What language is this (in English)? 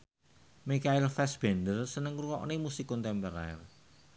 Javanese